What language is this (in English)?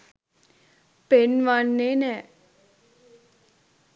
Sinhala